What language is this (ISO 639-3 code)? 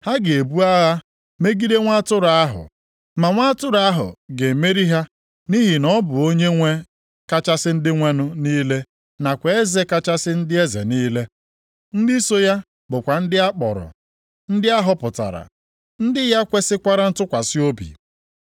ibo